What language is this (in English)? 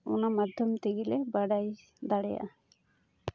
Santali